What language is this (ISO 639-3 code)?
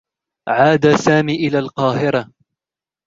ara